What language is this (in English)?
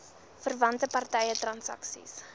Afrikaans